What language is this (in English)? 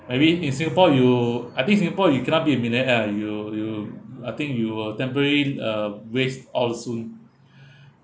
English